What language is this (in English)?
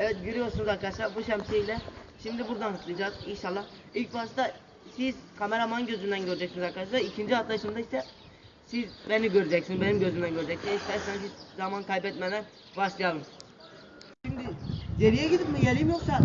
Turkish